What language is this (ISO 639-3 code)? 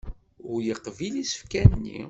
kab